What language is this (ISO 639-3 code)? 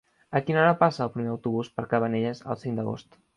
cat